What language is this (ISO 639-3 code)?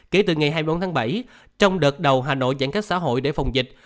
vie